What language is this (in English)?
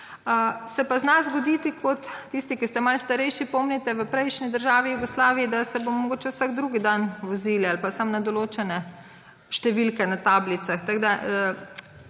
Slovenian